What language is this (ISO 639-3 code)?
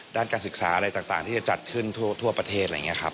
tha